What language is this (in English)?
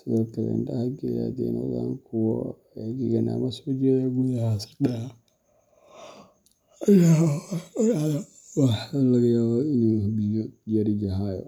Somali